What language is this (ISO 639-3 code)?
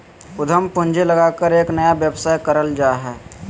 mag